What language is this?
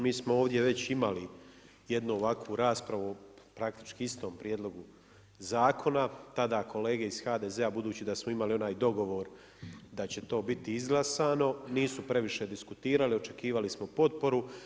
Croatian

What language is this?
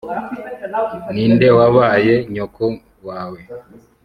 Kinyarwanda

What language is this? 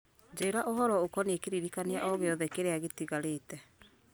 Kikuyu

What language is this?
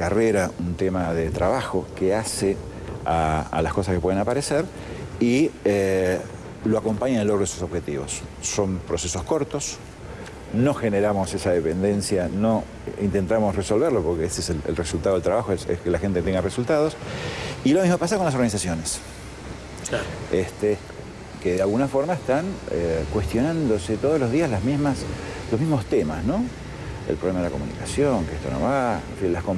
Spanish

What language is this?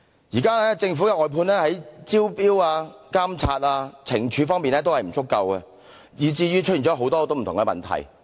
Cantonese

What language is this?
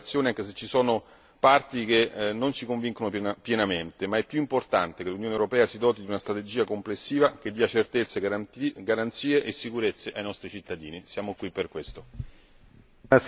Italian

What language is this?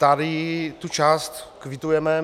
Czech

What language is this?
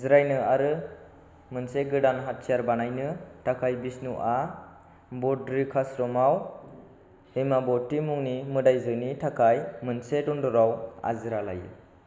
Bodo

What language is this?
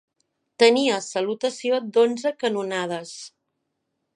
Catalan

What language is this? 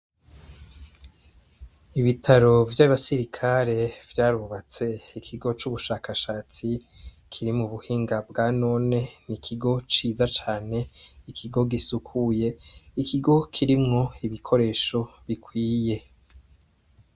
Rundi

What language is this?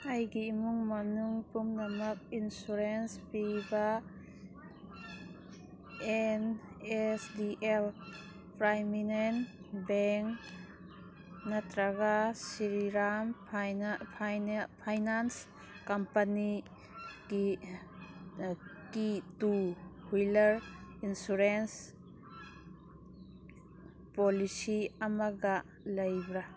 Manipuri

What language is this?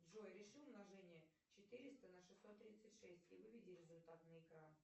Russian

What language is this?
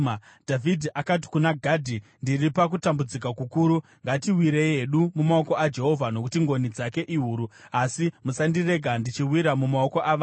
Shona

